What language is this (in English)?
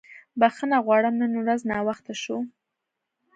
Pashto